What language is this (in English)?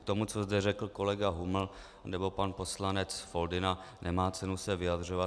Czech